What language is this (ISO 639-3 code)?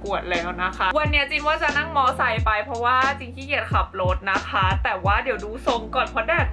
tha